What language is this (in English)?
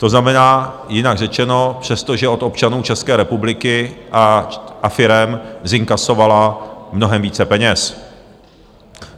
Czech